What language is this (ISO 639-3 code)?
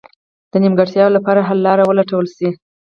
pus